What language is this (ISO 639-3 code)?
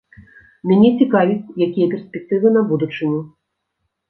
bel